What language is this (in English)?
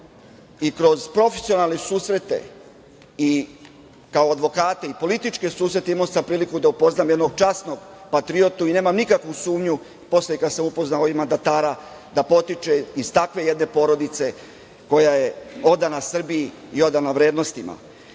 Serbian